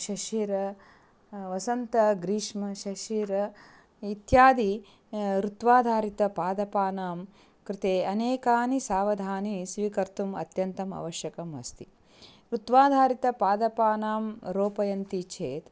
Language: Sanskrit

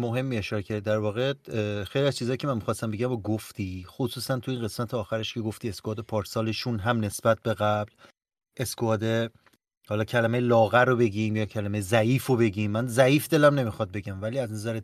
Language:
Persian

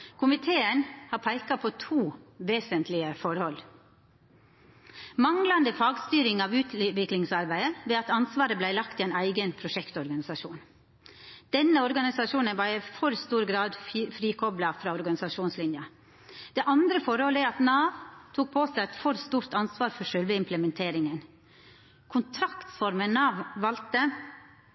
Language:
Norwegian Nynorsk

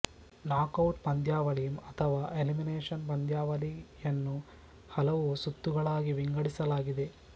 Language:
Kannada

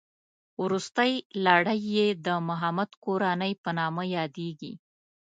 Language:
Pashto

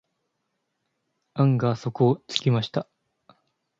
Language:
Japanese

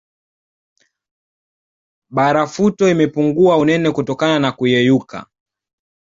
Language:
Swahili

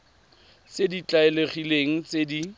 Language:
Tswana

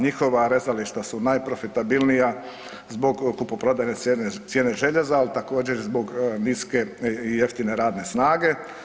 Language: Croatian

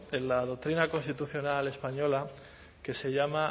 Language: Spanish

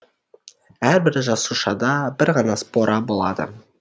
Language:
Kazakh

